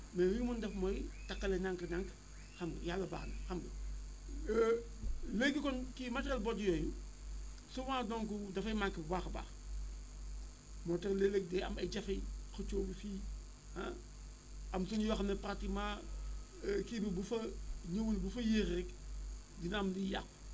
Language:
Wolof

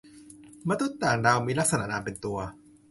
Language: Thai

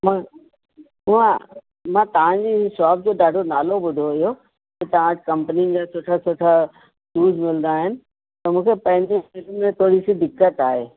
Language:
Sindhi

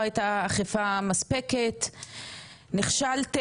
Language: Hebrew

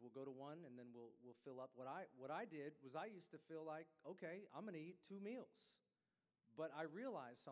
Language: English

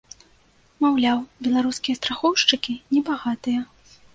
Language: Belarusian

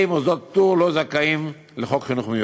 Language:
Hebrew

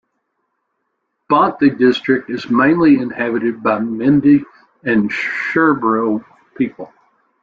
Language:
English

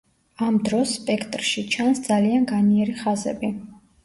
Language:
Georgian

